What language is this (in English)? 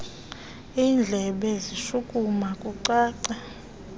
Xhosa